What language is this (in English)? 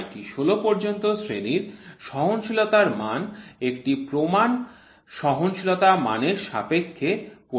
Bangla